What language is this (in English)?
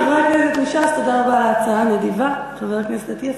Hebrew